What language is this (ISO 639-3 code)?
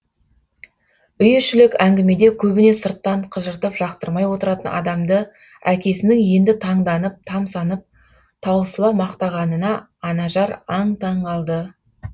kaz